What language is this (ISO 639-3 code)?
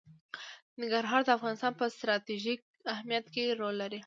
pus